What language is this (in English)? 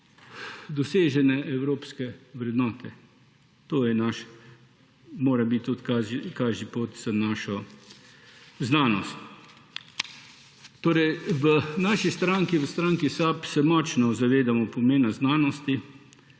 Slovenian